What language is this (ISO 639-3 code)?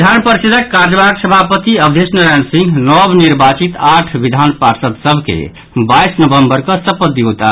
mai